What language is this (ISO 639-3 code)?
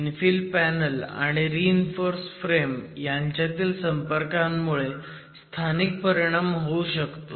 mar